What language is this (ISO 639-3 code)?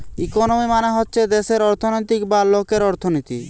ben